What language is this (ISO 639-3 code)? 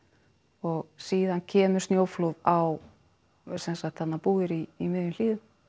isl